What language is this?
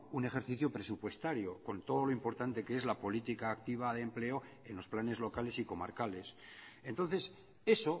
Spanish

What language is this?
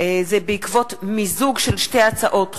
Hebrew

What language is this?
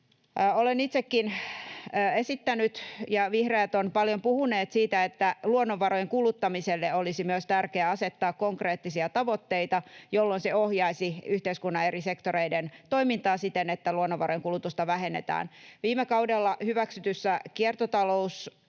Finnish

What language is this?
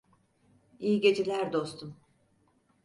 Turkish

